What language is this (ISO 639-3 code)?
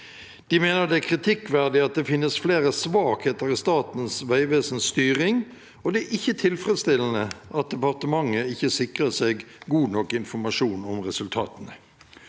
nor